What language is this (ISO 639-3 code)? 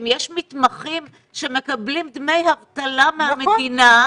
heb